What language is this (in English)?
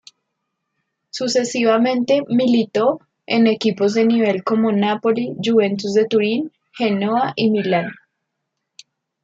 Spanish